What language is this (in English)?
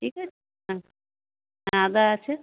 Bangla